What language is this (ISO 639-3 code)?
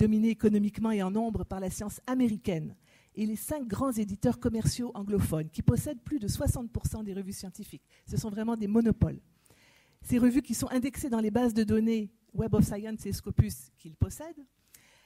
fra